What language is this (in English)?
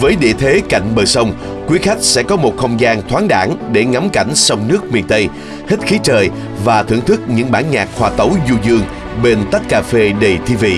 Vietnamese